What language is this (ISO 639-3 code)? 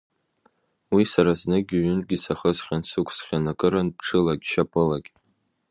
abk